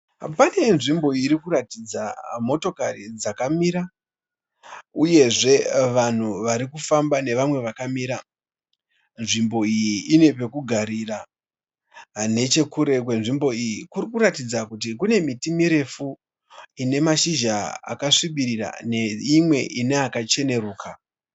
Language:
Shona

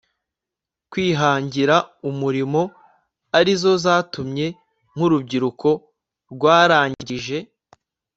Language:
Kinyarwanda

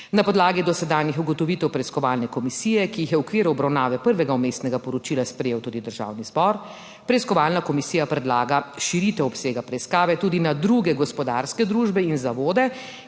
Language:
Slovenian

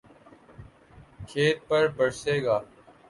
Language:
Urdu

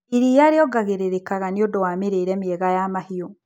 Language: Kikuyu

